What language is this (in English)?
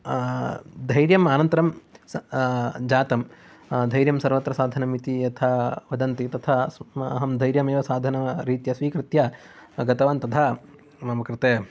Sanskrit